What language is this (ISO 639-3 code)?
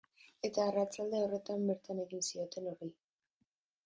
eus